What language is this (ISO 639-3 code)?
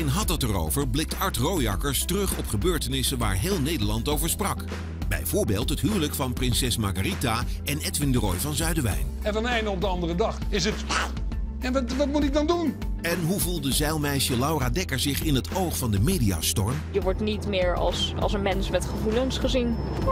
nld